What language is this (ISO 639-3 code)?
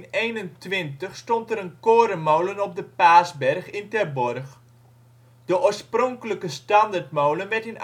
nld